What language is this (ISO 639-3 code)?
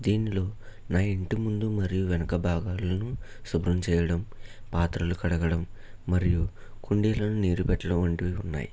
tel